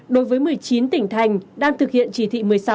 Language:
Vietnamese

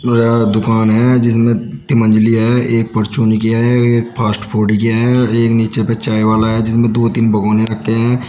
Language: Hindi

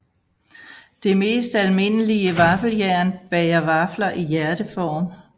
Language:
Danish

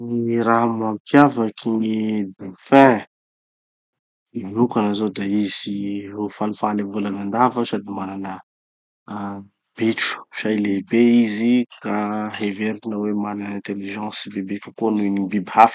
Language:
Tanosy Malagasy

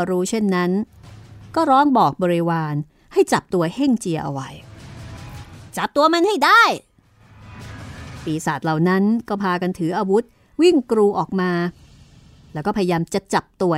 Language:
Thai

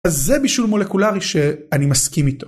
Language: Hebrew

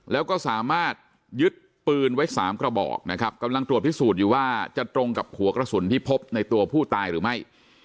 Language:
Thai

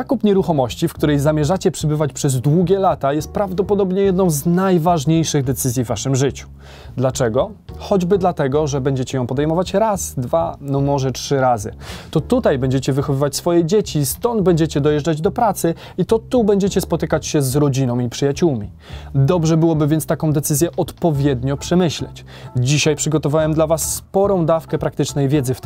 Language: Polish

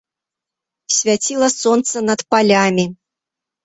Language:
Belarusian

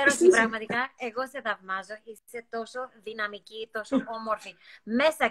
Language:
Greek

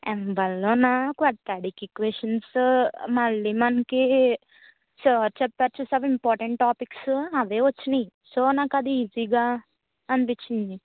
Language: Telugu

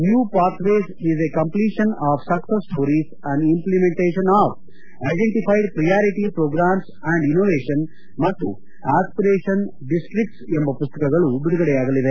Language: Kannada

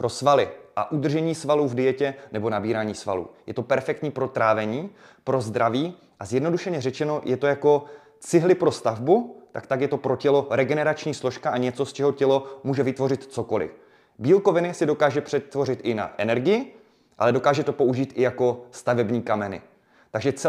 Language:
Czech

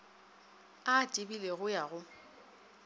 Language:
Northern Sotho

